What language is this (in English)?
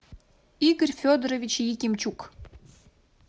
Russian